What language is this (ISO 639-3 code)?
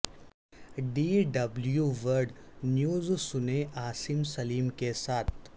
urd